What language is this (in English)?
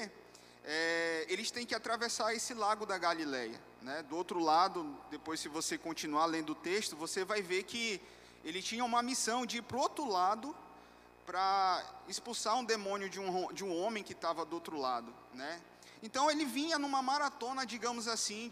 Portuguese